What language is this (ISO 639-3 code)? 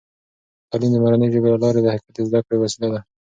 pus